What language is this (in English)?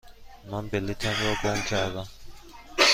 Persian